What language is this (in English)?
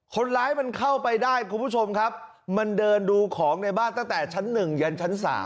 Thai